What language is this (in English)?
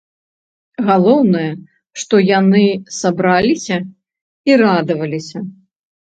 Belarusian